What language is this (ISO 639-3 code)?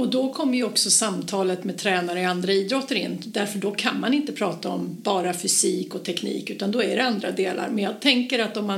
swe